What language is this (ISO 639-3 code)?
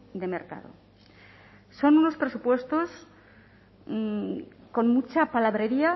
spa